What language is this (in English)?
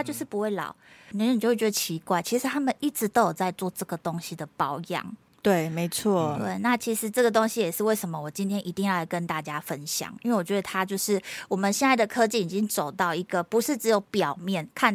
Chinese